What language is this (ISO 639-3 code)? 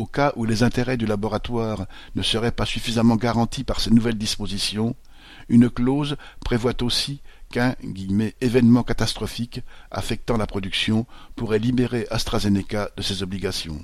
fra